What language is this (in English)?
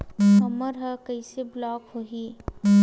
Chhattisgarhi